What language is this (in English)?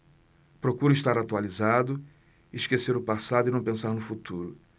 Portuguese